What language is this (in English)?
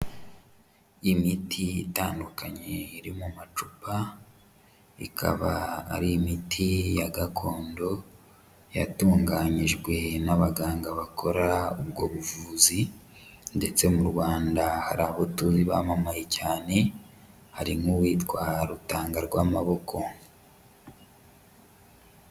Kinyarwanda